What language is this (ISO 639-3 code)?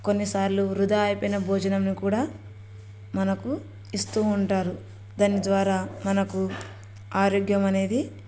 tel